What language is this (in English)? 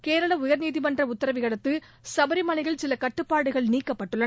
Tamil